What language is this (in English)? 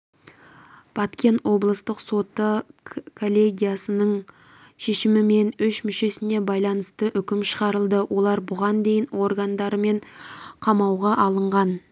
Kazakh